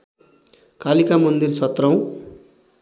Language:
Nepali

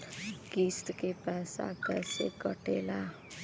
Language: Bhojpuri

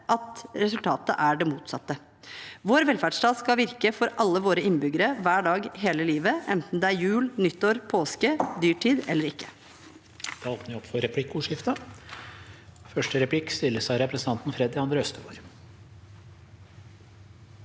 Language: Norwegian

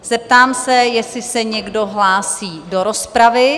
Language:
Czech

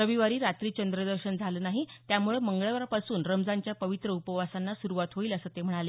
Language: Marathi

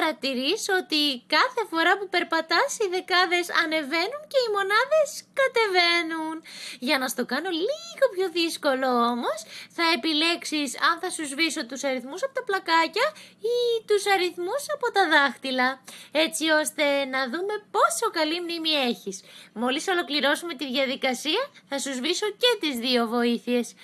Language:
Greek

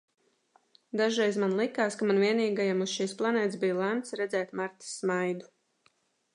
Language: Latvian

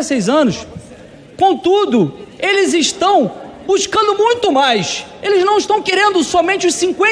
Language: Portuguese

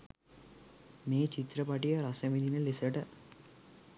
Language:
Sinhala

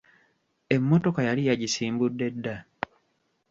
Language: Ganda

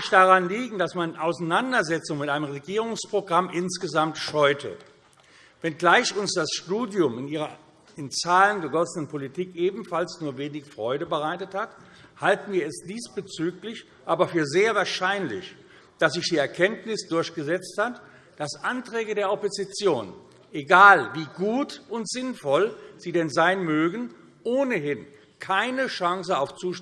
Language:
German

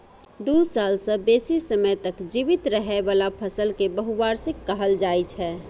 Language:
Maithili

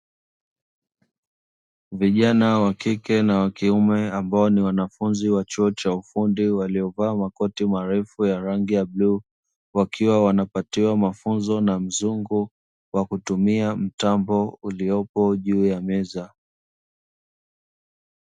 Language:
Swahili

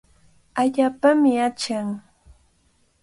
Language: Cajatambo North Lima Quechua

